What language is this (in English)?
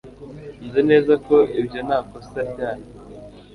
Kinyarwanda